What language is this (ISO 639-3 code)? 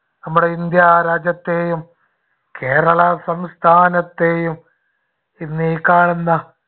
mal